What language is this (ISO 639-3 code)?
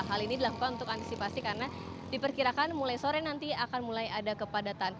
ind